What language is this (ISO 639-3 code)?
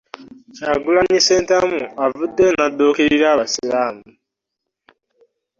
lug